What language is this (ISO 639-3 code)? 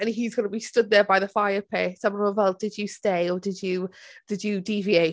cym